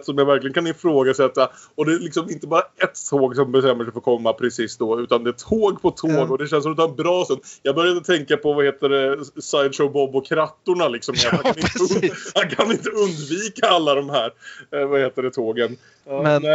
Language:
Swedish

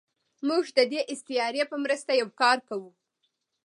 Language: Pashto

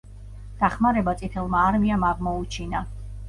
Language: Georgian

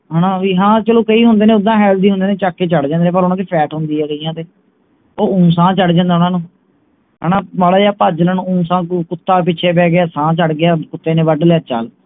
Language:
Punjabi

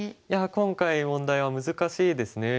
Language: Japanese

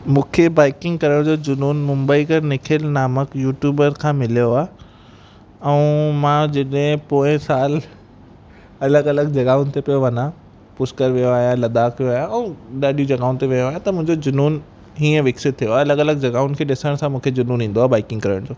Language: Sindhi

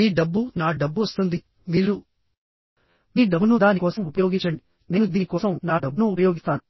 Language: Telugu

